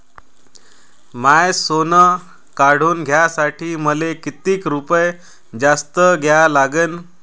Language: Marathi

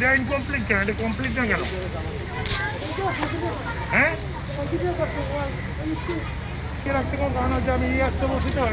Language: Bangla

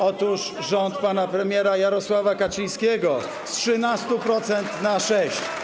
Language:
Polish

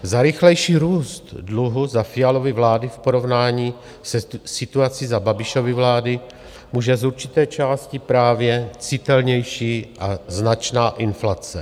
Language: Czech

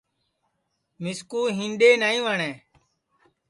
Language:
Sansi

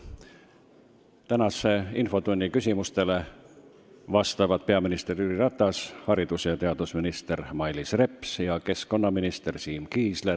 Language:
Estonian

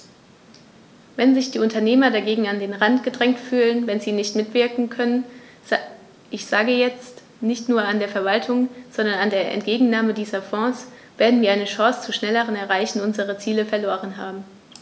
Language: German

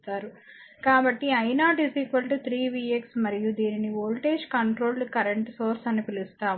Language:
Telugu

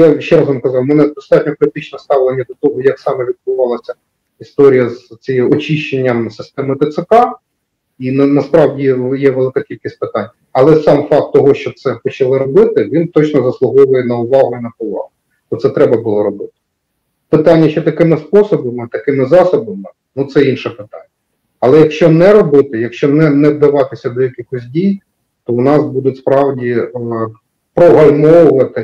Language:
Ukrainian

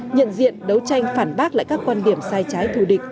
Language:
Vietnamese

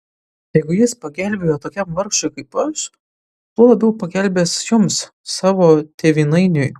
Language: Lithuanian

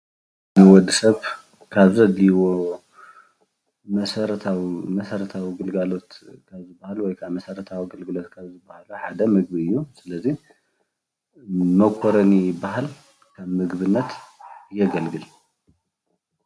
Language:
Tigrinya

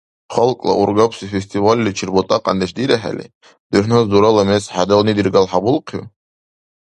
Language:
Dargwa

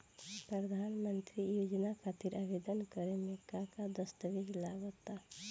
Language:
Bhojpuri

